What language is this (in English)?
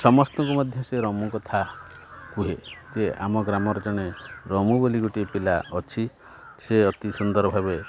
Odia